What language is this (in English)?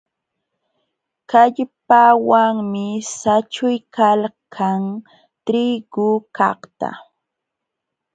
Jauja Wanca Quechua